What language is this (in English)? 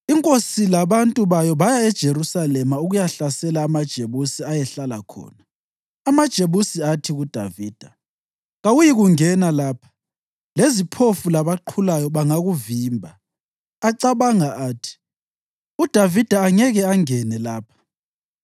North Ndebele